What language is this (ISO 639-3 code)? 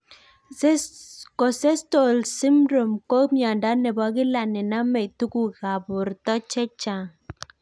kln